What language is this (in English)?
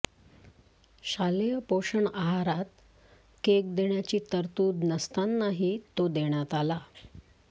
Marathi